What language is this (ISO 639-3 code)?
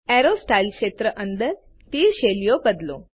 guj